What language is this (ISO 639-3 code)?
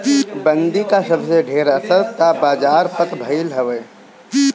bho